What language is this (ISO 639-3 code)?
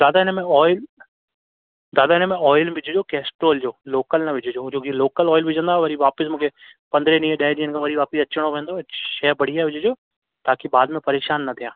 snd